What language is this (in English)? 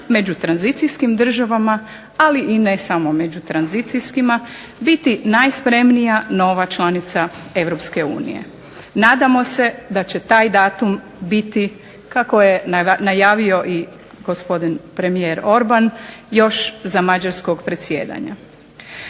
Croatian